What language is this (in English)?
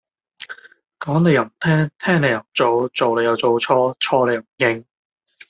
Cantonese